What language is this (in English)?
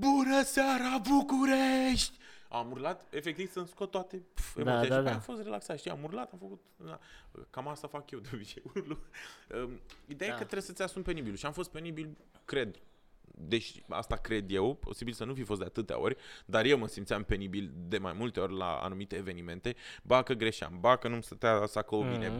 Romanian